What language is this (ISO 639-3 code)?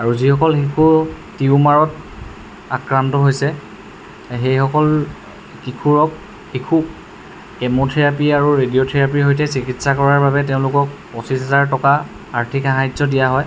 asm